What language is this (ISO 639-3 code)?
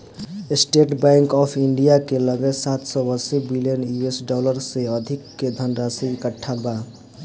bho